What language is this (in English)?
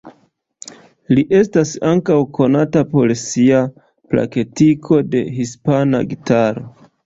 Esperanto